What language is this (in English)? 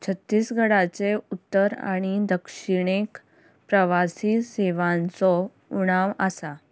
Konkani